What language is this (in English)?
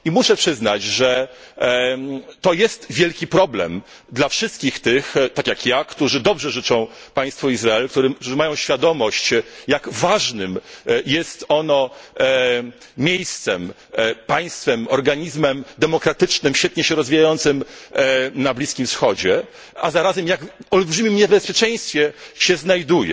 Polish